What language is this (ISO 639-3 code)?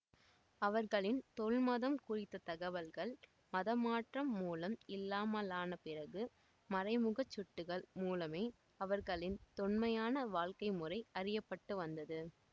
tam